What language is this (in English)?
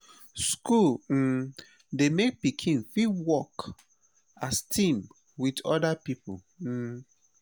Nigerian Pidgin